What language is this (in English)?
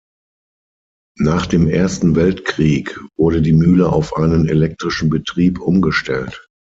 German